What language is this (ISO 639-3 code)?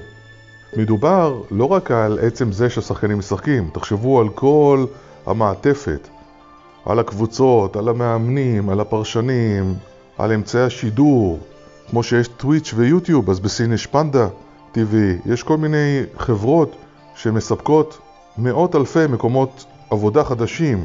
heb